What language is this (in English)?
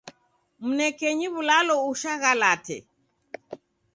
Taita